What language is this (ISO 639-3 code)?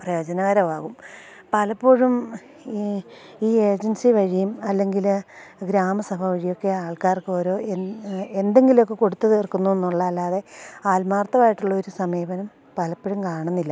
mal